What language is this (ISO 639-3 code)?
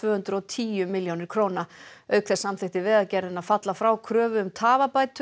isl